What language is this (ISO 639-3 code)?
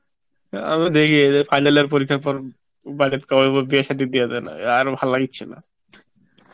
ben